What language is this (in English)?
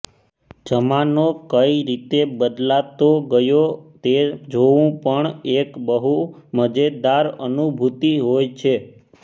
Gujarati